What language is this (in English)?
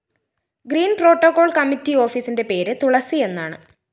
Malayalam